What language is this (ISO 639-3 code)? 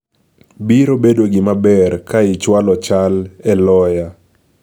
luo